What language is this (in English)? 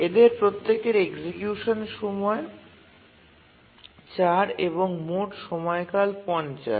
Bangla